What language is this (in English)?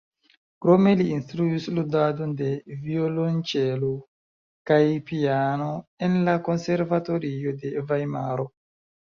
Esperanto